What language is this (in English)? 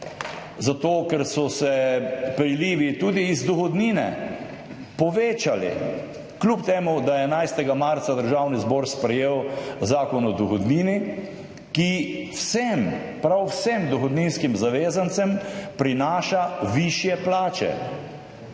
Slovenian